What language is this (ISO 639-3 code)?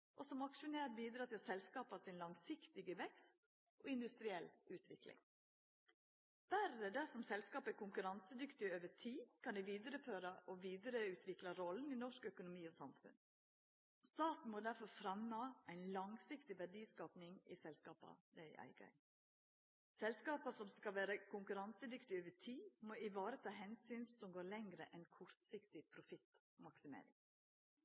nno